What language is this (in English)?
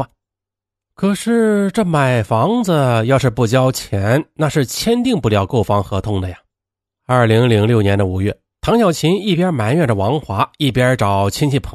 Chinese